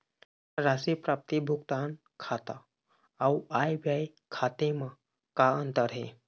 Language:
Chhattisgarhi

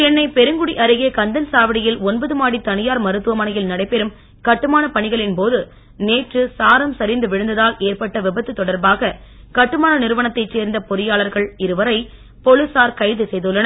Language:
Tamil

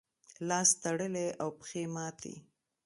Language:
Pashto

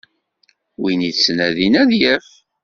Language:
Kabyle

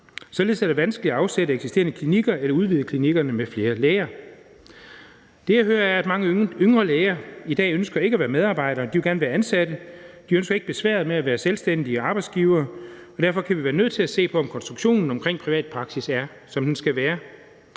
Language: Danish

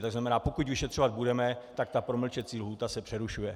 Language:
Czech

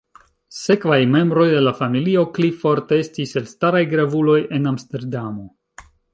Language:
Esperanto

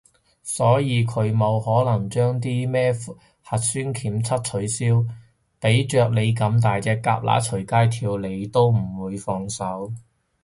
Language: Cantonese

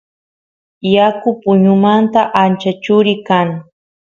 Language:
Santiago del Estero Quichua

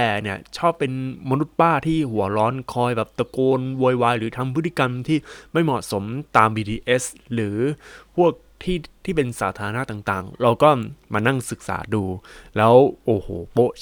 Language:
Thai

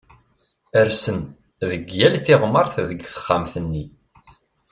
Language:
Kabyle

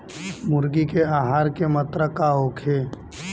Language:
Bhojpuri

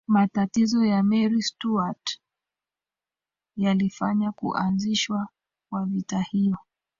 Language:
Swahili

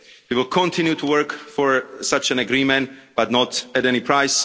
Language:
English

